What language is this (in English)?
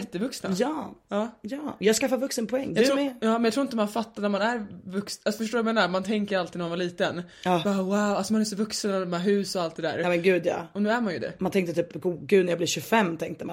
Swedish